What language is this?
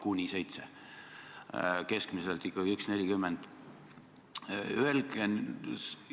Estonian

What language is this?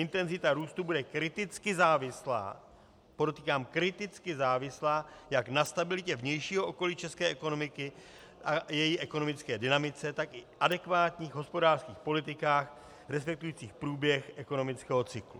Czech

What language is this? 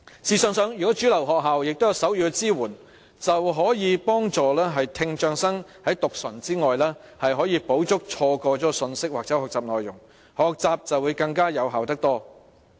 Cantonese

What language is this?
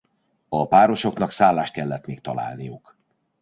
Hungarian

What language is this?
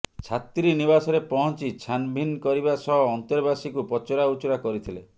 Odia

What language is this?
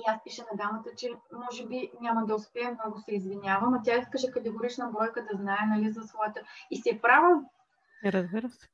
Bulgarian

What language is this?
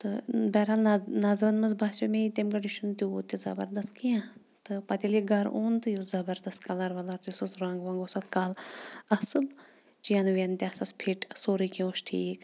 Kashmiri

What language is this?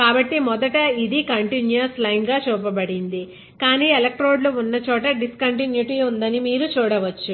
Telugu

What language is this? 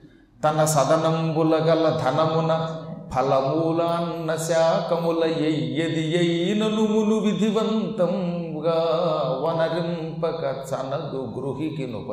Telugu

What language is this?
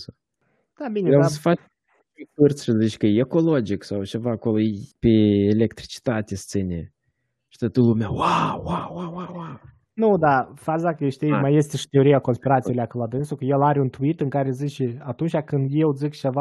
Romanian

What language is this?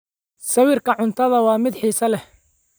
Somali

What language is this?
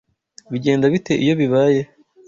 Kinyarwanda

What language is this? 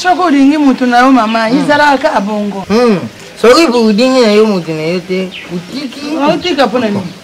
French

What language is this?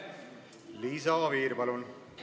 Estonian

